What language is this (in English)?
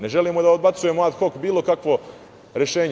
Serbian